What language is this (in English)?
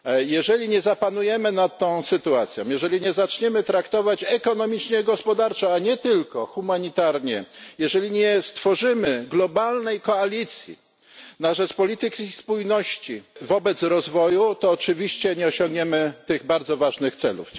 Polish